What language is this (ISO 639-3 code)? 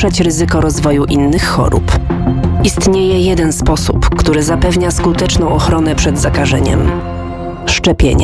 pol